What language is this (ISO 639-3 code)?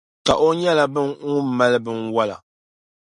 dag